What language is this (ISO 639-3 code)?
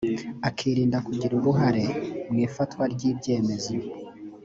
kin